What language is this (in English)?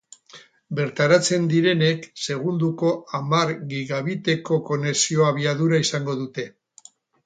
Basque